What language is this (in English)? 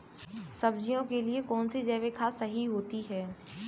Hindi